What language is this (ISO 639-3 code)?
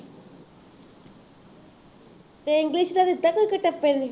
pan